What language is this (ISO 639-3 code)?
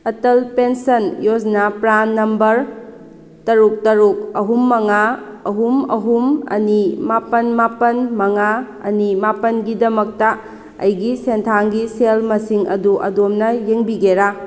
mni